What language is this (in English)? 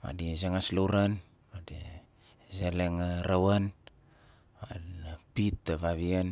Nalik